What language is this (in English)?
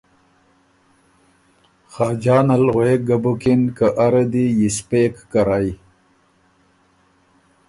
Ormuri